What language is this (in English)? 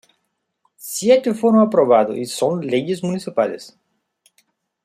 Spanish